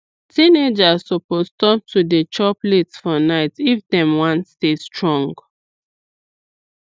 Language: Nigerian Pidgin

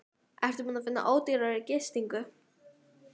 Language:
Icelandic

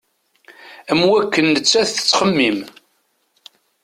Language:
Kabyle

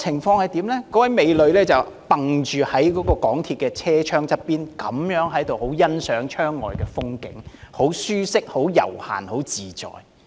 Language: Cantonese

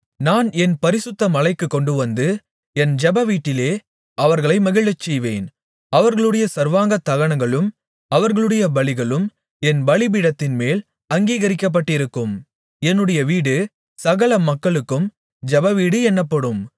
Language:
Tamil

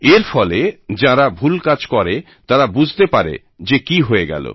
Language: Bangla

